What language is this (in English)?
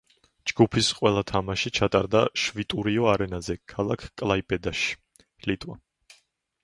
Georgian